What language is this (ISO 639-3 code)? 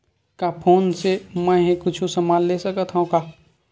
hne